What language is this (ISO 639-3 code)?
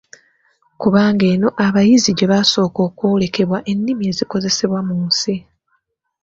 lug